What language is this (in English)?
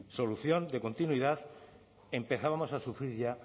Spanish